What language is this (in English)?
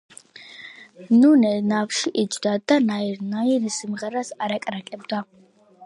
Georgian